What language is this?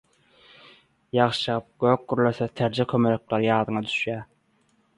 Turkmen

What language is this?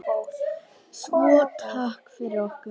Icelandic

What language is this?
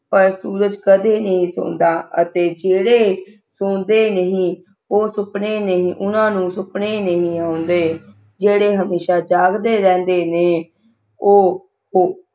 Punjabi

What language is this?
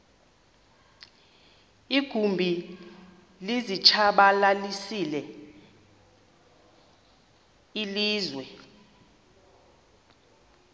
Xhosa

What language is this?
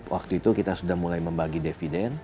Indonesian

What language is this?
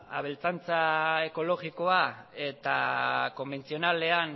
Basque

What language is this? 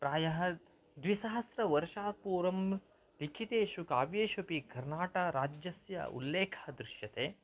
Sanskrit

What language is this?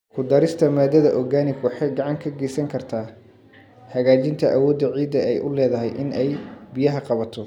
Somali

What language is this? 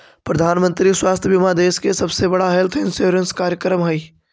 Magahi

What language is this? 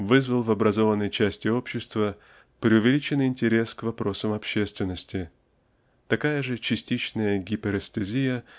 Russian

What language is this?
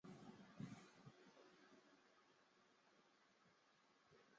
Chinese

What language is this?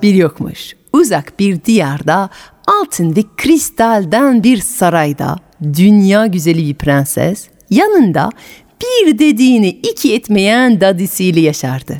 Turkish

